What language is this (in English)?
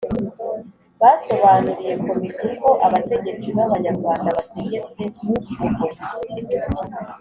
Kinyarwanda